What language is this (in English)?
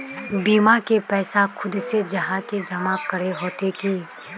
Magahi